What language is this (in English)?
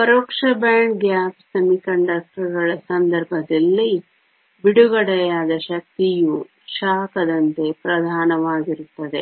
Kannada